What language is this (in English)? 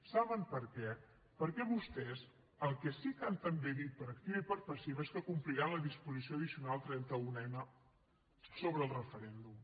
Catalan